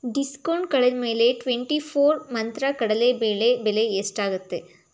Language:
Kannada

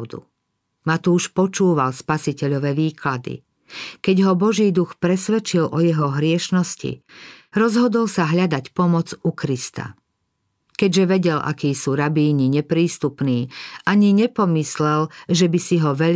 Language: Slovak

